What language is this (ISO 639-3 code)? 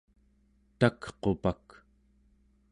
esu